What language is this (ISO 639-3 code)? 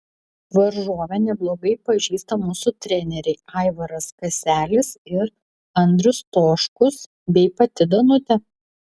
lit